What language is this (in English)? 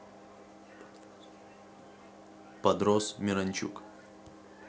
Russian